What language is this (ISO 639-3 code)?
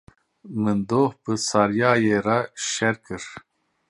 kur